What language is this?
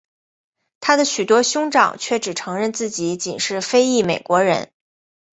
Chinese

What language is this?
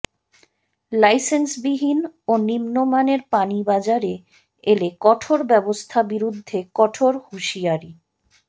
Bangla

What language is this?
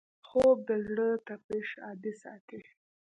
Pashto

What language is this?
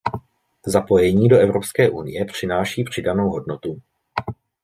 Czech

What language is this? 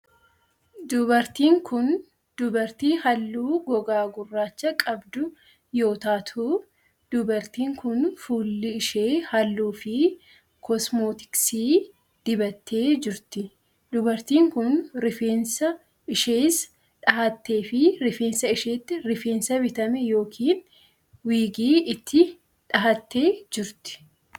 Oromo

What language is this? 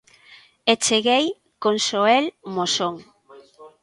Galician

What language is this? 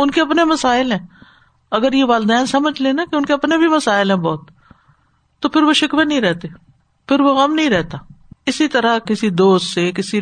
Urdu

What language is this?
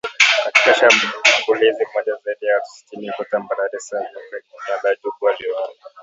Swahili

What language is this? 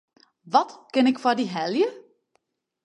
Western Frisian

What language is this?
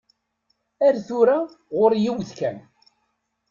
Kabyle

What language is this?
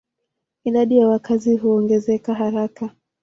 Swahili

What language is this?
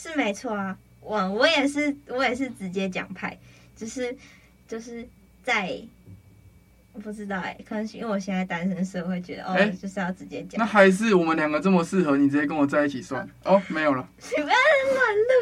Chinese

